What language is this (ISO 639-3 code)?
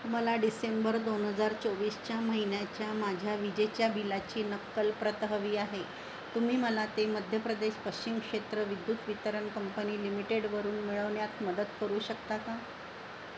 mar